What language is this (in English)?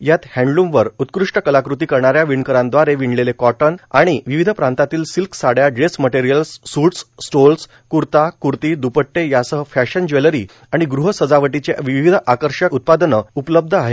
Marathi